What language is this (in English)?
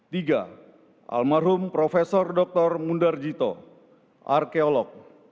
Indonesian